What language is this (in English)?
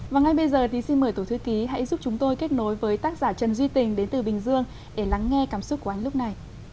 Vietnamese